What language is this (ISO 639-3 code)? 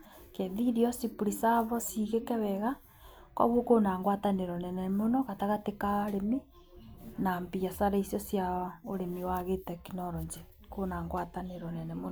kik